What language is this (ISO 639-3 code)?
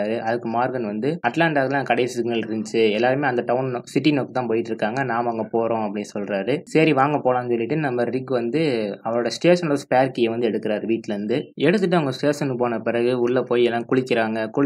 hin